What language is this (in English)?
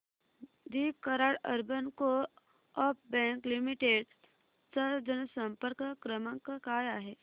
Marathi